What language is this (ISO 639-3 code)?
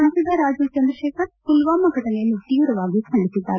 kan